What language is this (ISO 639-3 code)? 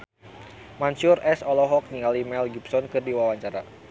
sun